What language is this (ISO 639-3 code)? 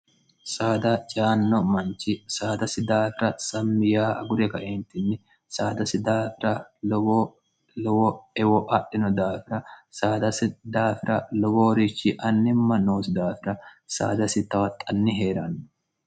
sid